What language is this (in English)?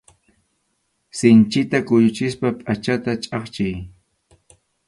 Arequipa-La Unión Quechua